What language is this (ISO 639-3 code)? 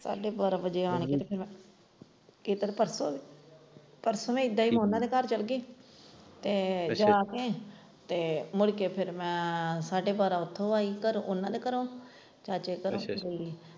pan